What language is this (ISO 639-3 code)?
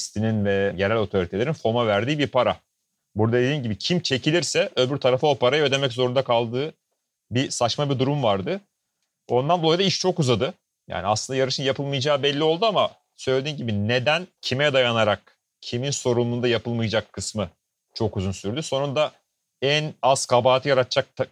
tur